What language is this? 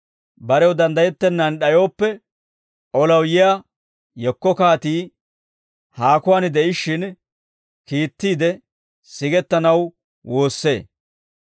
Dawro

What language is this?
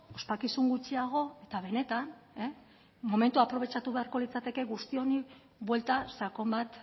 Basque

